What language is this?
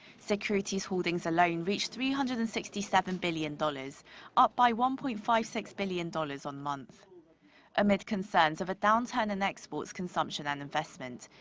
English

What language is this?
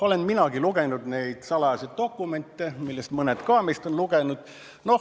Estonian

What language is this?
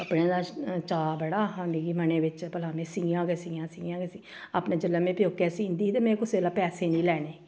Dogri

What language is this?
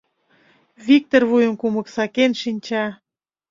Mari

